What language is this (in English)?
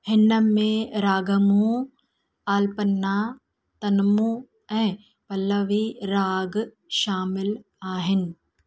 Sindhi